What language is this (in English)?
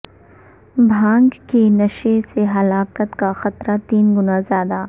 Urdu